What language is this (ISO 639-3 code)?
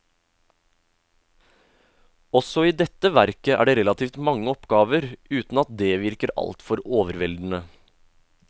nor